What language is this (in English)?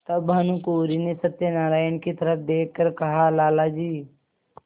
Hindi